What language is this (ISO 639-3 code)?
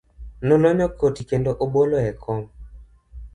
luo